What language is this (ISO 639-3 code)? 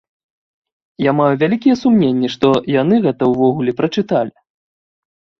bel